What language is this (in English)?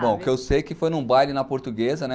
Portuguese